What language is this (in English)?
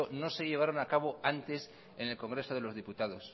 Spanish